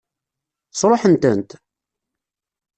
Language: Kabyle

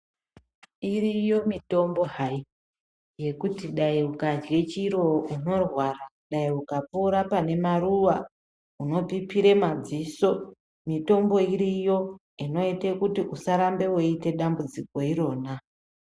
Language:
Ndau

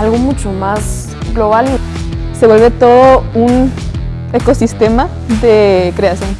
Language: Spanish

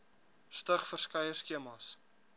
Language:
Afrikaans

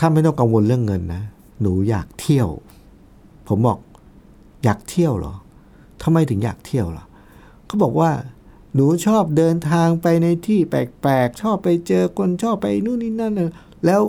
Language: Thai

